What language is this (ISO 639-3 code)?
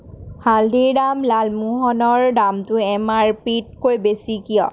asm